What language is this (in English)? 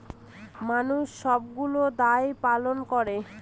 Bangla